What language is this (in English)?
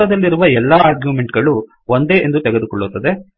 Kannada